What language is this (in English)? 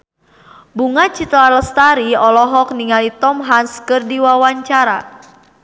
Sundanese